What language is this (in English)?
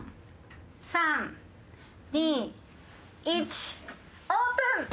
Japanese